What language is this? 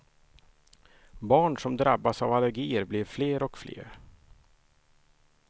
Swedish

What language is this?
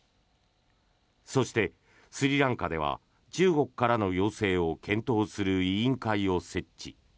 Japanese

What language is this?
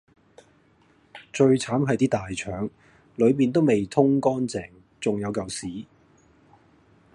Cantonese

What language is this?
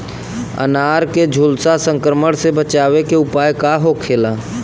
Bhojpuri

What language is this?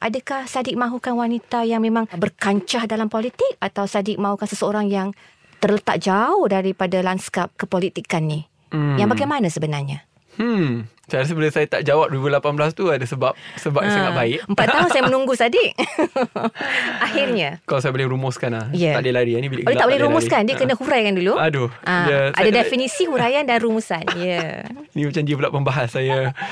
Malay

